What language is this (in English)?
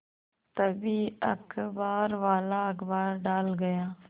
Hindi